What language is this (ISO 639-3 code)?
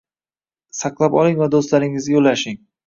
uzb